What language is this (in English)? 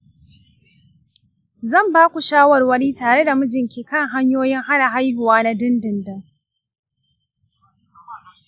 Hausa